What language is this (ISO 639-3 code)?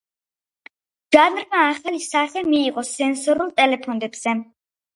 kat